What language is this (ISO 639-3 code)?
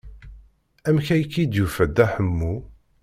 kab